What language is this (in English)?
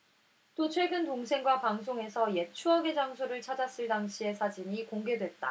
Korean